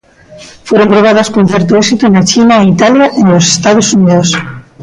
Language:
Galician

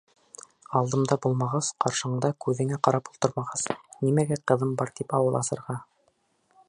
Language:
Bashkir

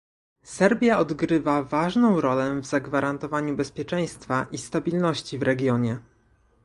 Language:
Polish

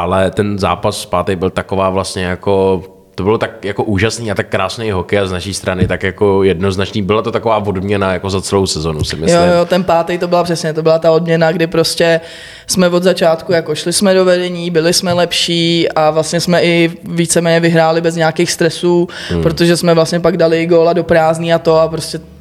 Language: Czech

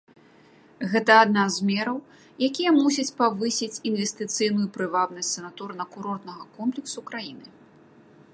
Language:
Belarusian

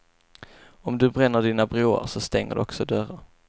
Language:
Swedish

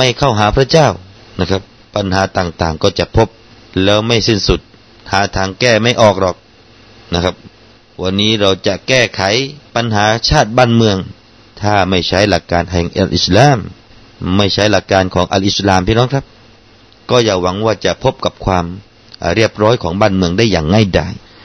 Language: Thai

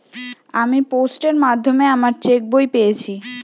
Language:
Bangla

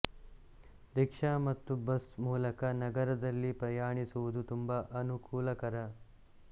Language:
Kannada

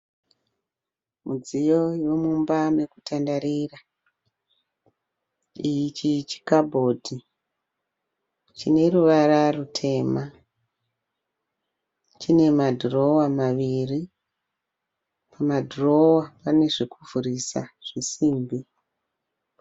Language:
Shona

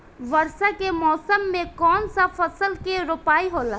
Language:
Bhojpuri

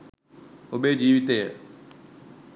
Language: Sinhala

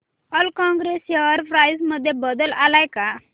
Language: Marathi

